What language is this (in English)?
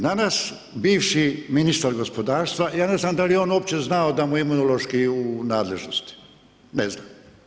Croatian